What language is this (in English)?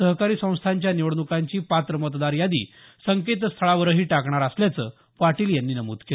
Marathi